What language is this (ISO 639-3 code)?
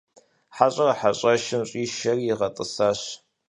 kbd